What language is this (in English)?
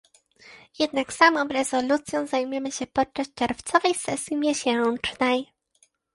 Polish